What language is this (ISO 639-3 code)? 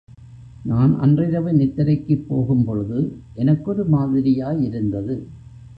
tam